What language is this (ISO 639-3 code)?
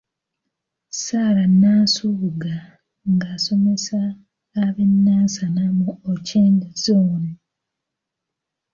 lug